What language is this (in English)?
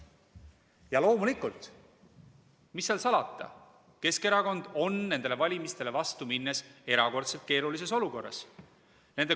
Estonian